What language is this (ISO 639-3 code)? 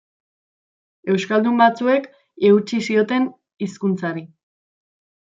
eus